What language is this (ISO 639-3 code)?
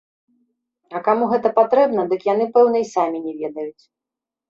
bel